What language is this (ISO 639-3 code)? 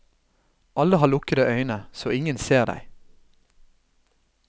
nor